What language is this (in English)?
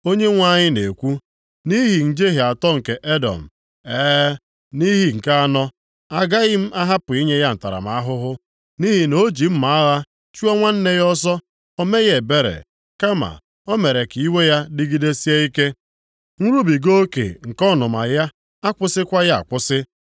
Igbo